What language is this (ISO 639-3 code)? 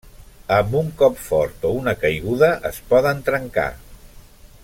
cat